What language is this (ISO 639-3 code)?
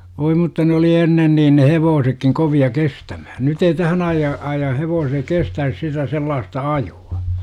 fin